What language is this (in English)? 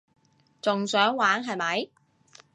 Cantonese